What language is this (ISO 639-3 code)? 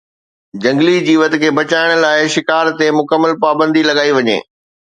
snd